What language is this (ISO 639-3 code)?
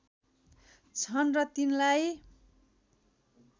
nep